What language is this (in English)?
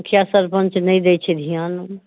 Maithili